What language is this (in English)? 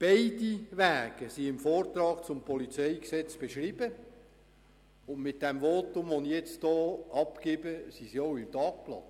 Swiss German